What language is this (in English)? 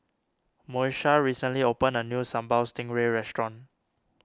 English